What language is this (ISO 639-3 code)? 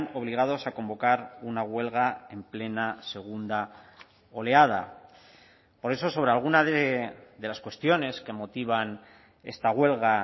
spa